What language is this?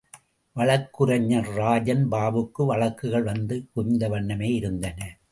Tamil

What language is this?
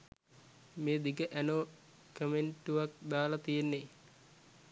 Sinhala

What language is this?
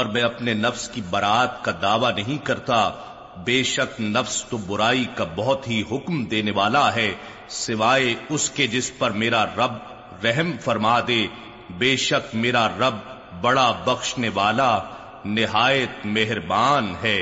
Urdu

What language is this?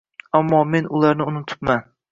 Uzbek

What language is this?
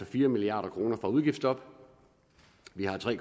Danish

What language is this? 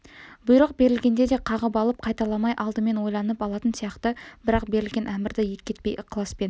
Kazakh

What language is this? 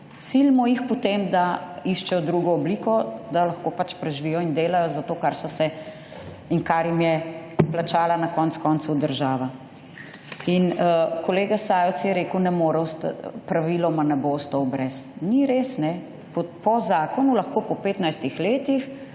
Slovenian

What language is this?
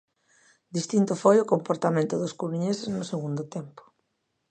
Galician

